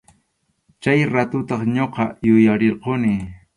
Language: Arequipa-La Unión Quechua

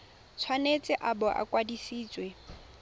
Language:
Tswana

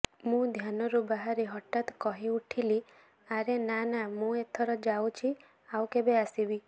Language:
Odia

